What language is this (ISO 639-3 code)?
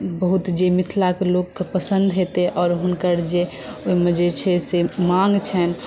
mai